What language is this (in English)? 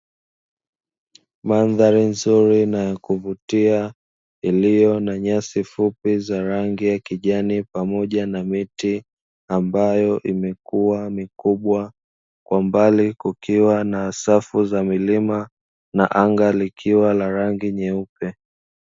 Swahili